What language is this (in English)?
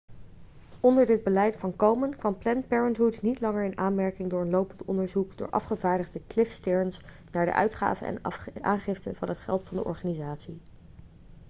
Dutch